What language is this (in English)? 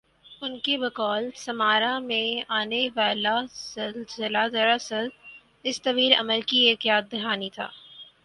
Urdu